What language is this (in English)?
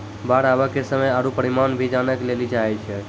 Maithili